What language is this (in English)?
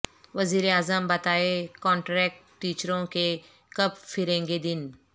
Urdu